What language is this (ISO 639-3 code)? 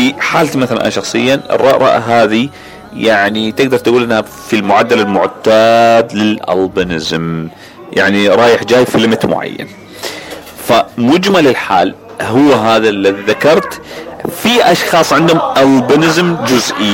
ara